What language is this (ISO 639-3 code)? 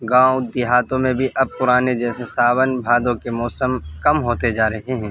urd